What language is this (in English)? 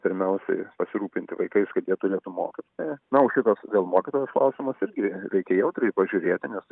Lithuanian